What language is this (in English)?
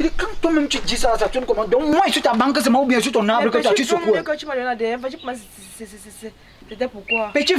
French